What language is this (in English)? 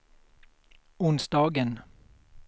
Swedish